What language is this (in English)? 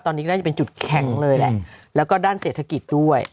Thai